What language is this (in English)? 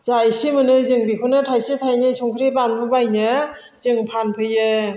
Bodo